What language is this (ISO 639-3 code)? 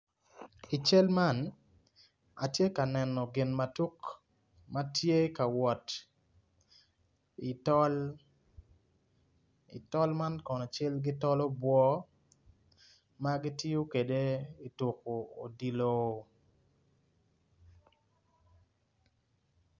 ach